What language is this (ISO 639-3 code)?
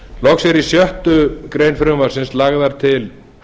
isl